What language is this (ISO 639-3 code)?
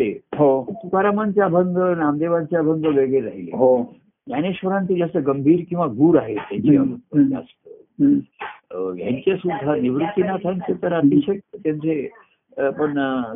mar